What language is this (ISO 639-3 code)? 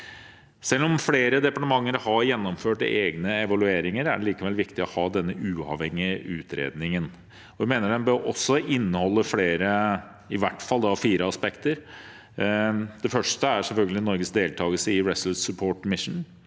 nor